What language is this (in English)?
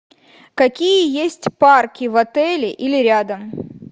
Russian